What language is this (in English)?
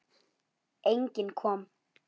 Icelandic